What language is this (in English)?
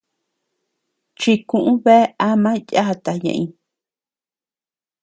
Tepeuxila Cuicatec